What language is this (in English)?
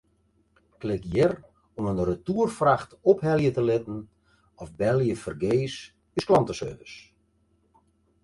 Western Frisian